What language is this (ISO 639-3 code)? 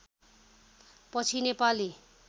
nep